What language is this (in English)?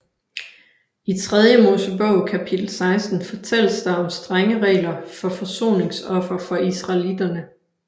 Danish